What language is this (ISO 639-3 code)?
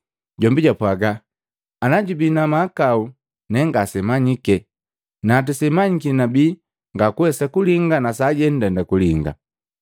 mgv